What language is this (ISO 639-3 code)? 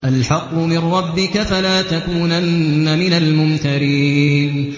ara